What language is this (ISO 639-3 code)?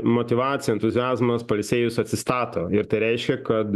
lit